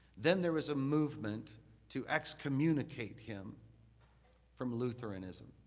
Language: English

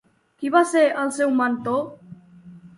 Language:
Catalan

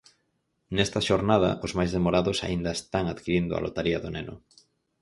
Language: Galician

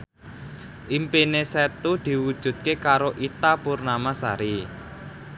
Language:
Javanese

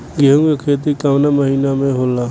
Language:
Bhojpuri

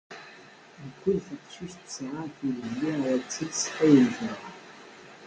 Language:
Kabyle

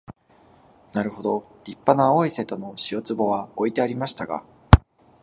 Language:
Japanese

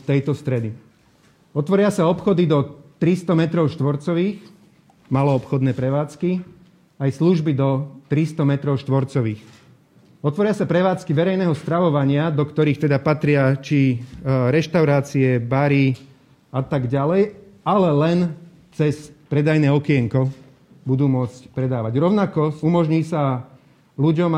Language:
Slovak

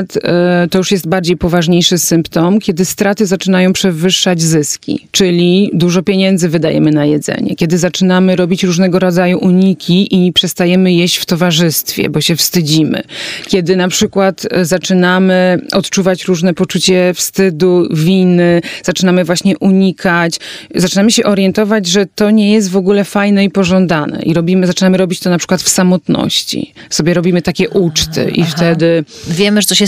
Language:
Polish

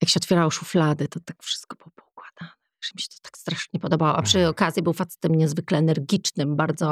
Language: Polish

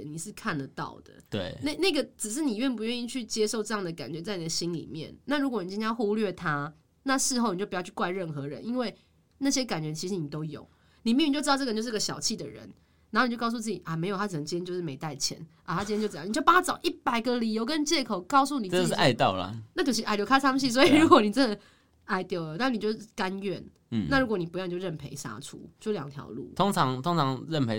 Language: Chinese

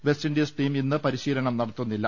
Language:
Malayalam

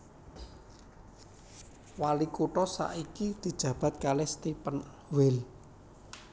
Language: Javanese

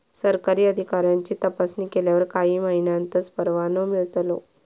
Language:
Marathi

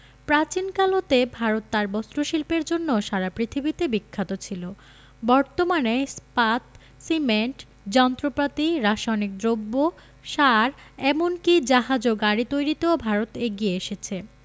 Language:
Bangla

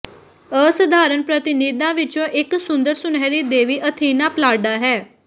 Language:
Punjabi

